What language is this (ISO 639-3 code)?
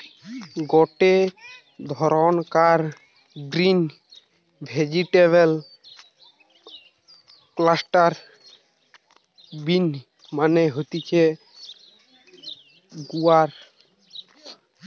ben